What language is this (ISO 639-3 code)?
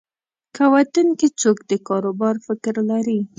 pus